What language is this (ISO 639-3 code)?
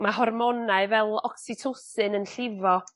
cym